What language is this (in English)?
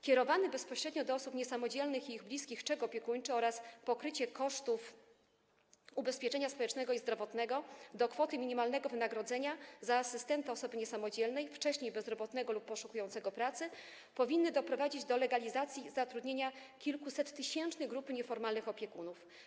Polish